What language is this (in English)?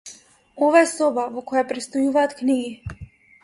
Macedonian